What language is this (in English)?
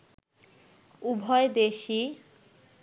Bangla